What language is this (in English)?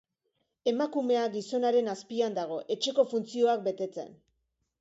Basque